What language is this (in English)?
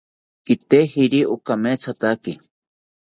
South Ucayali Ashéninka